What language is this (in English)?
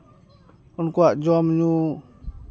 Santali